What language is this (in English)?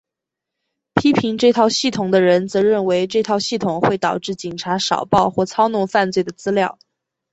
Chinese